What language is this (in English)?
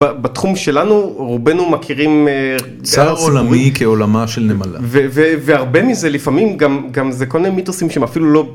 Hebrew